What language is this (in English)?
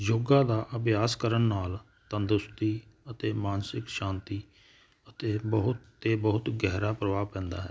Punjabi